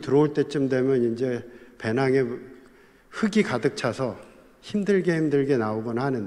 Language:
Korean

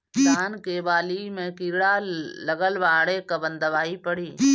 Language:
Bhojpuri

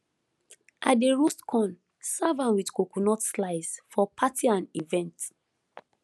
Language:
Nigerian Pidgin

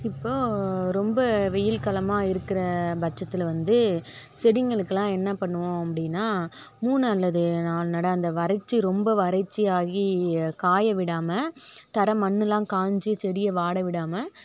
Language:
Tamil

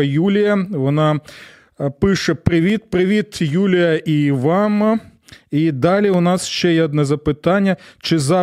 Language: Ukrainian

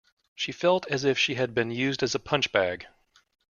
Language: English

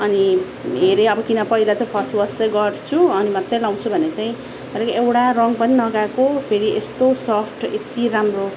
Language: Nepali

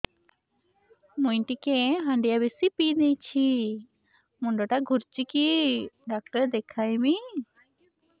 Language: Odia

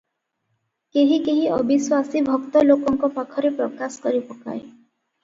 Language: Odia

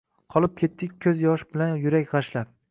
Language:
Uzbek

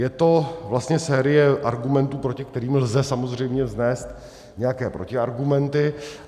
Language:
Czech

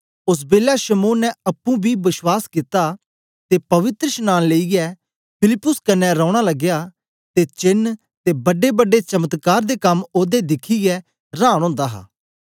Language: Dogri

